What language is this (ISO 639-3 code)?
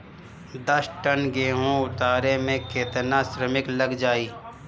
bho